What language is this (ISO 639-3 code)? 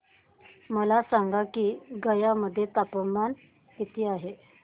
mar